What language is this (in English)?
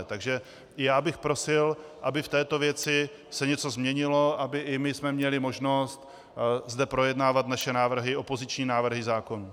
Czech